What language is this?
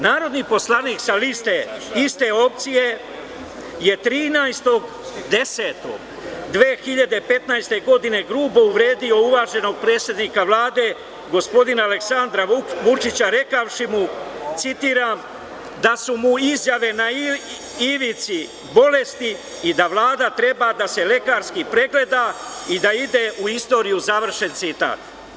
Serbian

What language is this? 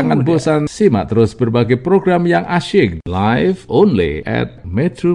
Indonesian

